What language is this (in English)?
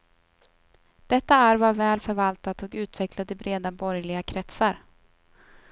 Swedish